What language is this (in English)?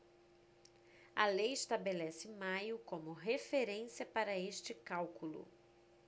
Portuguese